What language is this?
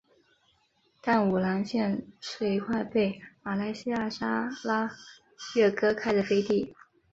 Chinese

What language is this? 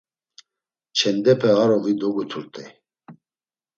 Laz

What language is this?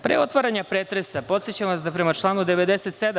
Serbian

